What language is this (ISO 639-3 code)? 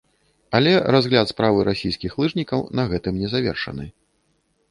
bel